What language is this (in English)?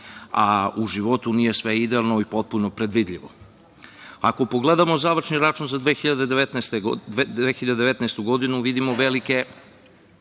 Serbian